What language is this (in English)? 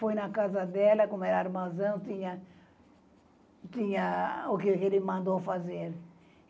Portuguese